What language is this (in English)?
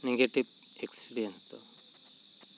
Santali